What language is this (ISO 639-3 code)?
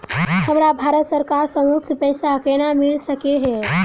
mai